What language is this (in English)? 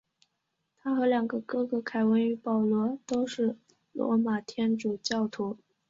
Chinese